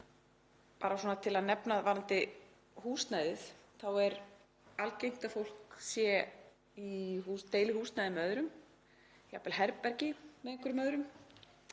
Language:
Icelandic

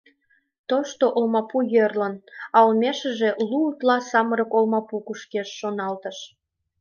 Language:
Mari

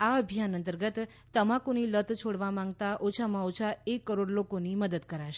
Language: Gujarati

